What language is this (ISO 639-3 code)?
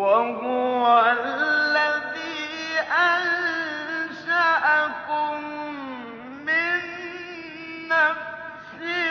ara